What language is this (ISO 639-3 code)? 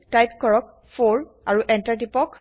asm